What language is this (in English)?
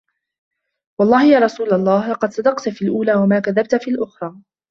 Arabic